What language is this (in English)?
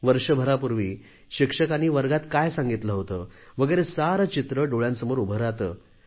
Marathi